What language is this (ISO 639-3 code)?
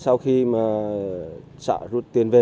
vie